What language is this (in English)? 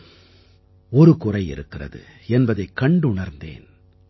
Tamil